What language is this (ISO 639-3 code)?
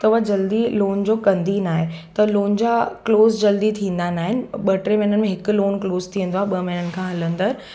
snd